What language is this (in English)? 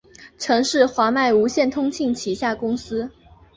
Chinese